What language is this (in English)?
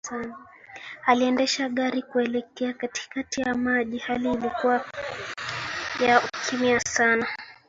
Swahili